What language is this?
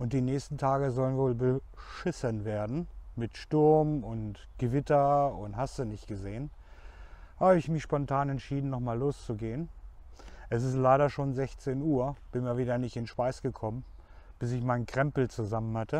German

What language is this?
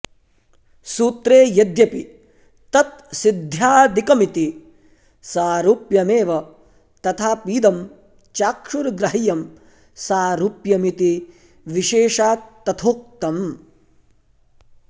Sanskrit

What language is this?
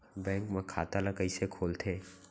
Chhattisgarhi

